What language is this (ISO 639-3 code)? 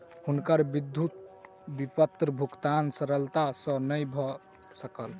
mai